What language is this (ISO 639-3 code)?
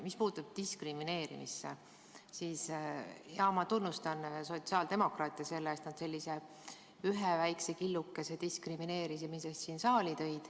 est